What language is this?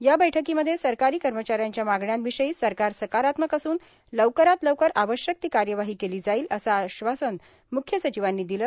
Marathi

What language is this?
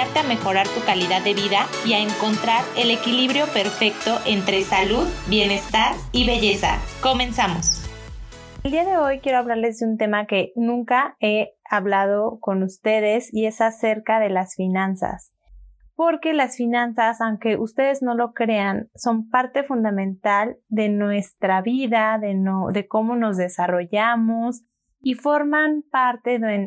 Spanish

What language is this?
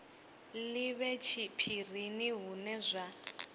Venda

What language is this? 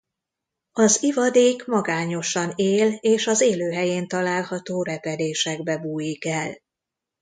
Hungarian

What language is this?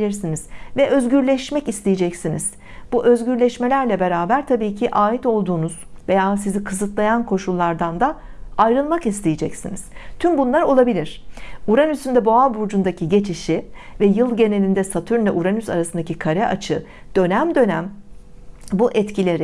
Turkish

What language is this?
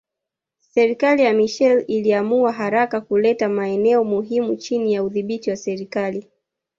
Swahili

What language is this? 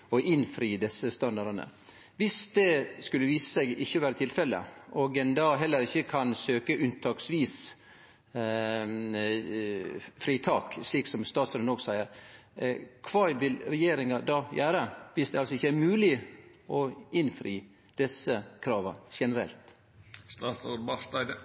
Norwegian Nynorsk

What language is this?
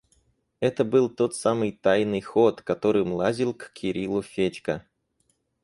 Russian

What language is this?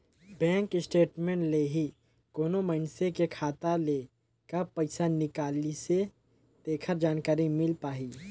Chhattisgarhi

